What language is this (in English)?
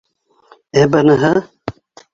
Bashkir